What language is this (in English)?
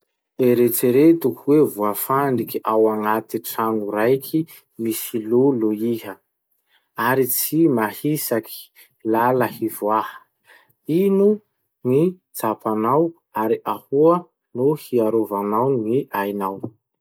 Masikoro Malagasy